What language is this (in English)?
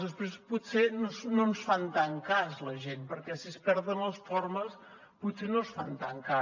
Catalan